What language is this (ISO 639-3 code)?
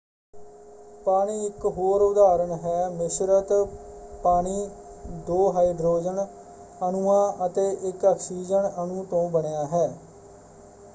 pan